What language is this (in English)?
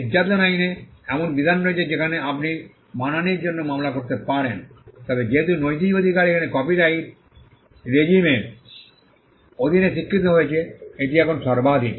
Bangla